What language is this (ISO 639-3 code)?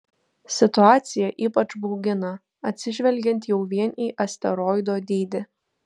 lit